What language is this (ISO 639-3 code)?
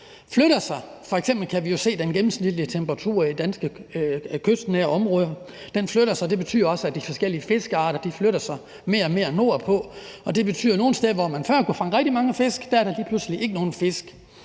dan